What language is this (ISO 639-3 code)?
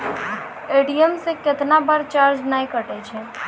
mai